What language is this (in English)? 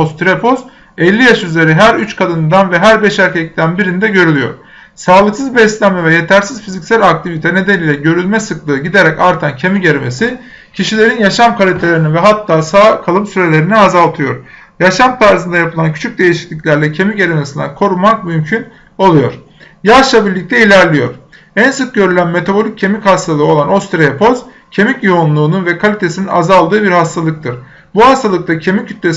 Turkish